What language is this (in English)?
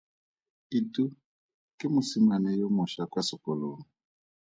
Tswana